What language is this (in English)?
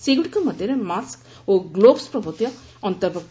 Odia